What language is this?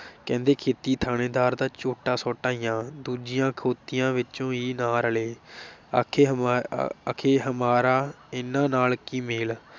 Punjabi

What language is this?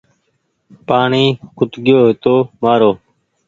Goaria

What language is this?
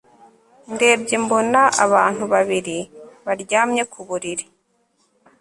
Kinyarwanda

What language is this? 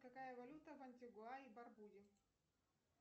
Russian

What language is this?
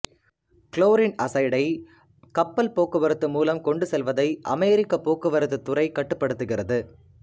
Tamil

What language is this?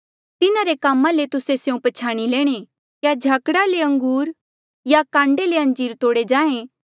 Mandeali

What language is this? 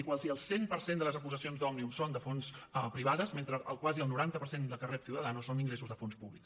Catalan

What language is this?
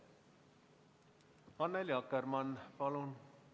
Estonian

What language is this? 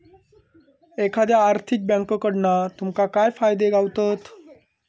Marathi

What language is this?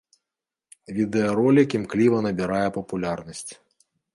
Belarusian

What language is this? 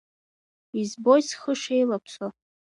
Abkhazian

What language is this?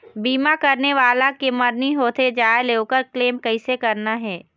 Chhattisgarhi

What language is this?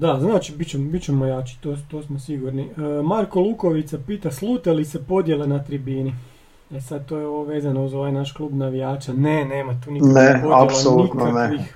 Croatian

